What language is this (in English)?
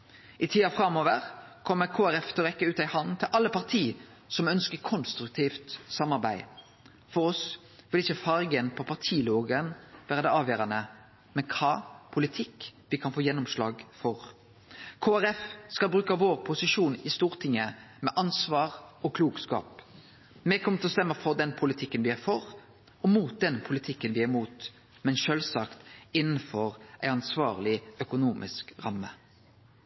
Norwegian Nynorsk